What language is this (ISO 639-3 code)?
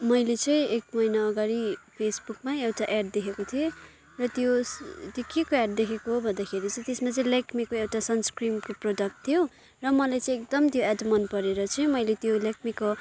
nep